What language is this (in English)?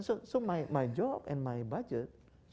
Indonesian